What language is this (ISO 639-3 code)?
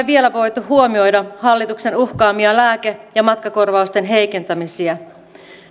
fin